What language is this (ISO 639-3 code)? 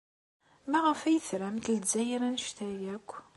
kab